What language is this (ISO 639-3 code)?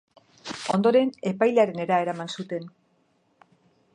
eus